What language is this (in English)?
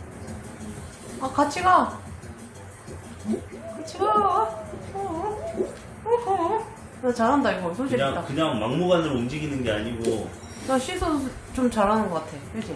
Korean